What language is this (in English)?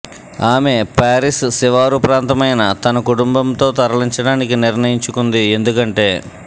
Telugu